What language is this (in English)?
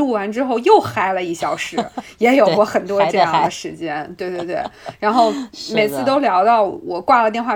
Chinese